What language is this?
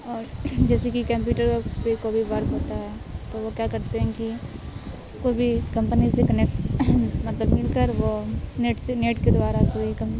Urdu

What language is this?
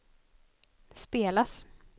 Swedish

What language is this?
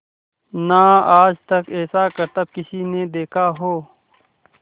Hindi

